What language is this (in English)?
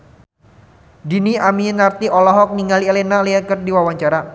Sundanese